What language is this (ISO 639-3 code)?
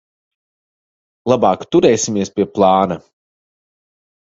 lav